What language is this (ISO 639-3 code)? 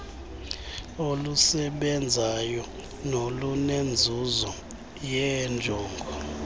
xho